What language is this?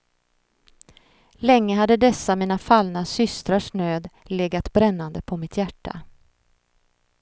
Swedish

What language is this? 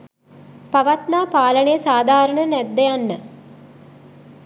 Sinhala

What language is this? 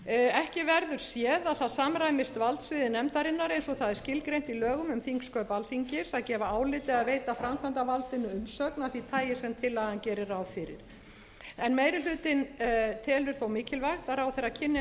Icelandic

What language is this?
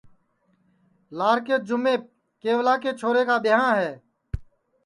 Sansi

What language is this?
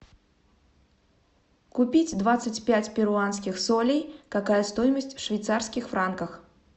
Russian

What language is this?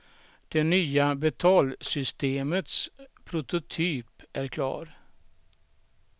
Swedish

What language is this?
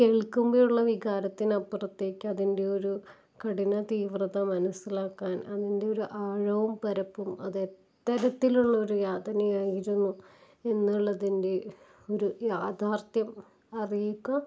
Malayalam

